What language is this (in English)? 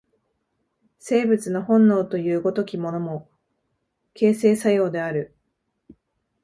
Japanese